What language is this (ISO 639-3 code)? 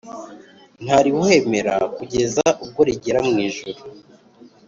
kin